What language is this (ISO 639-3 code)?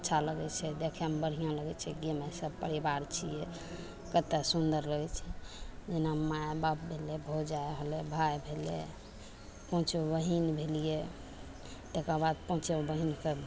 mai